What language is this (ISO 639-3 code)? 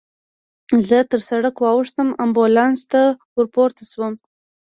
pus